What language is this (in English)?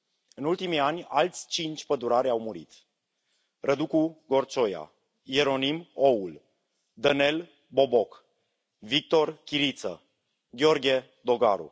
Romanian